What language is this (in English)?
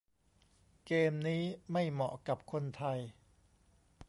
Thai